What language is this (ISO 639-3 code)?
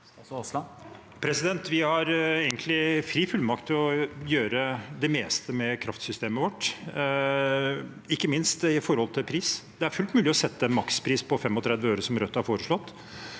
nor